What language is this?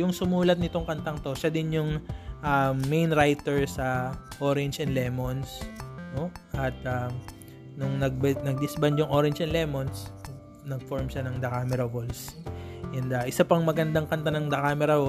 Filipino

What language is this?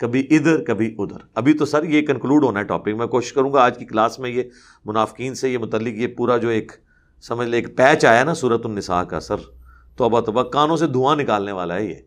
Urdu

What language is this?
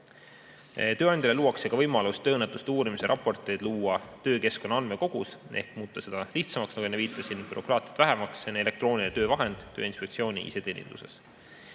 Estonian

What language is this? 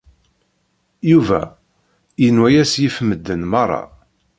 Kabyle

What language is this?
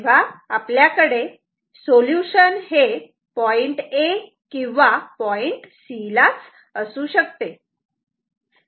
Marathi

